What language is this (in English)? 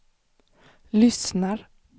Swedish